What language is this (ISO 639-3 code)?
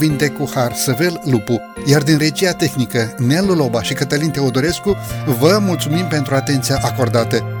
ron